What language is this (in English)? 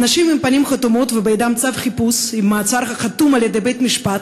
Hebrew